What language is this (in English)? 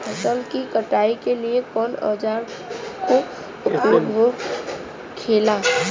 Bhojpuri